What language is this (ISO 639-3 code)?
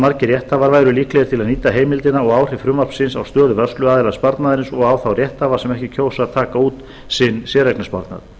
isl